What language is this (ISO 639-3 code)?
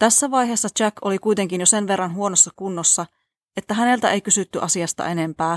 fin